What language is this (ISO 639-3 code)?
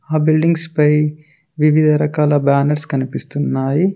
tel